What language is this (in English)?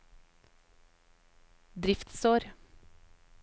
Norwegian